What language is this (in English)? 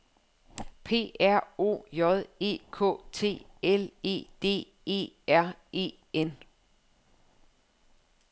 Danish